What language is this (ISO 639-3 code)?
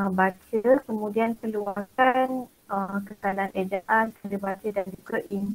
msa